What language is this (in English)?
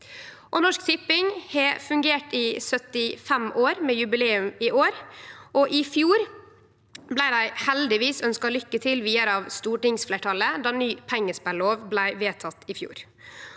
Norwegian